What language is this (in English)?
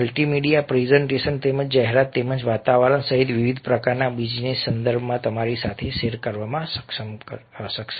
Gujarati